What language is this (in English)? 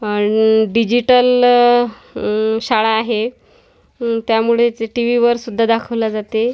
Marathi